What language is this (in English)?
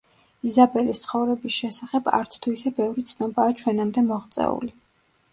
Georgian